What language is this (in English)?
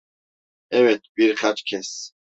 Turkish